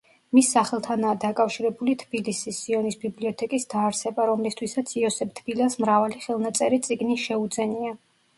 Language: Georgian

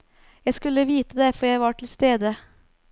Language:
Norwegian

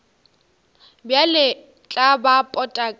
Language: Northern Sotho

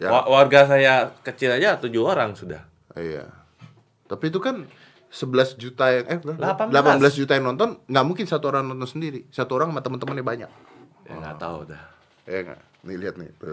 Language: Indonesian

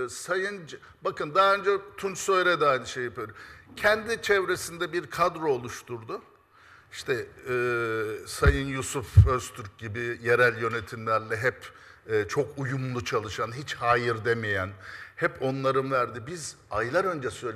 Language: Turkish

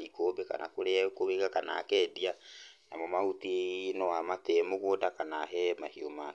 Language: Kikuyu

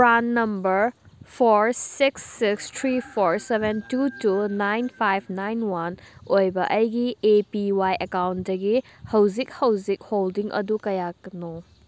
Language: Manipuri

